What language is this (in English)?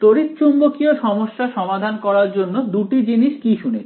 Bangla